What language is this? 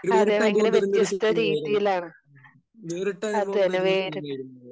Malayalam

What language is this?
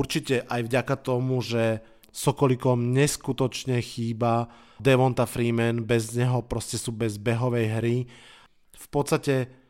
Slovak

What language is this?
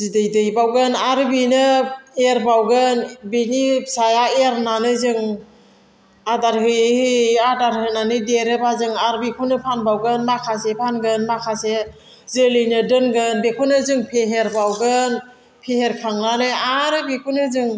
Bodo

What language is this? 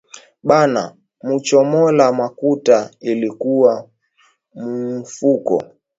Swahili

